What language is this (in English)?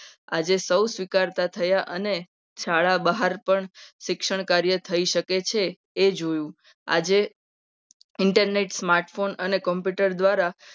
Gujarati